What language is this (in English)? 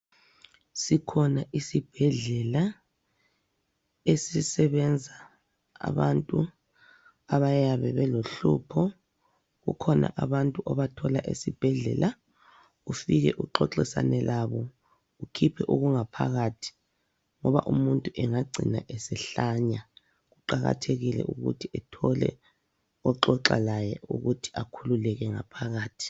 North Ndebele